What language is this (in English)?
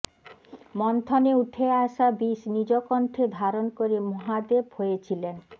Bangla